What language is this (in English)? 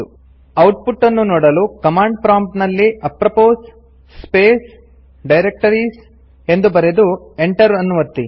Kannada